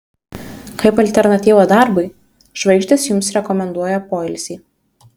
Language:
Lithuanian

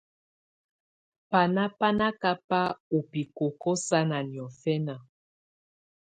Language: Tunen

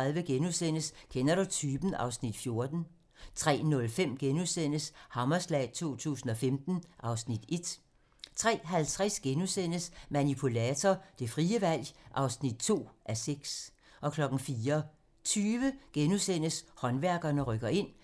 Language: Danish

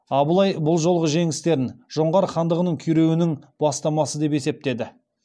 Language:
Kazakh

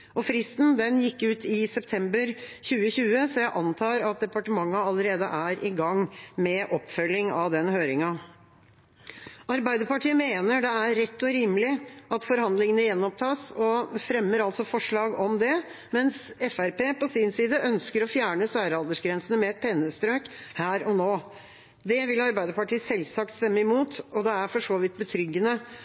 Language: Norwegian Bokmål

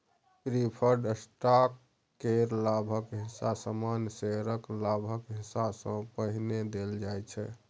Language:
Maithili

